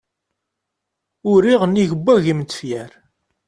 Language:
Kabyle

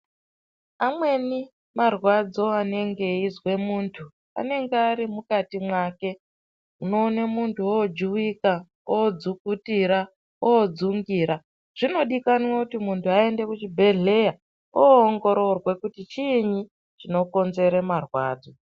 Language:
Ndau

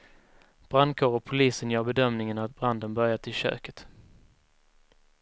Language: Swedish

